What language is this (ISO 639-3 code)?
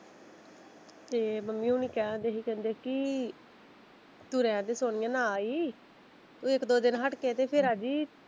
pan